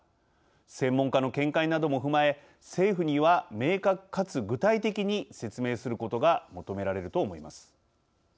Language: Japanese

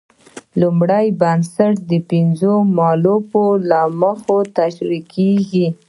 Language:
Pashto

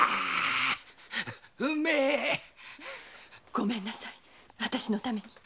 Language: Japanese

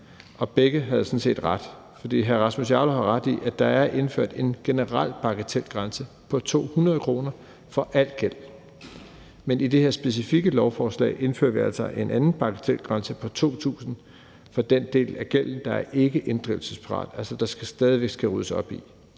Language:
Danish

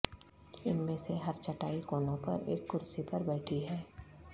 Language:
Urdu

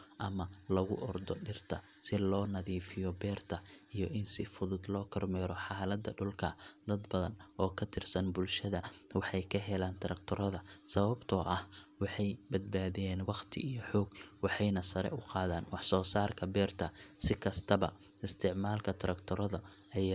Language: Somali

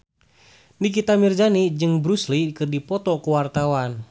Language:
Sundanese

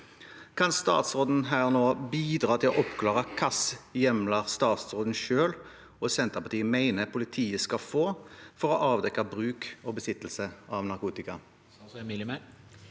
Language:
Norwegian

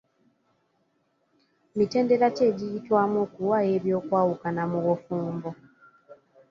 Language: Ganda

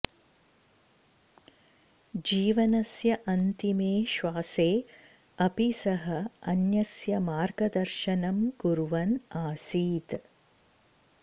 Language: Sanskrit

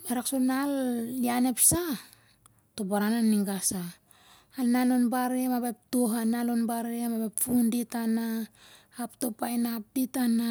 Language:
Siar-Lak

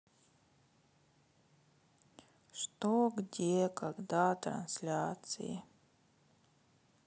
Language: Russian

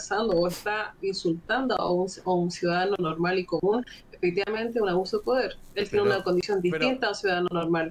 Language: Spanish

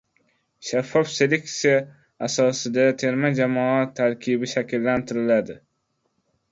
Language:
Uzbek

